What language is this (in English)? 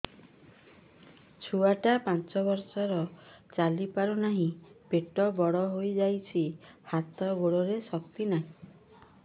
Odia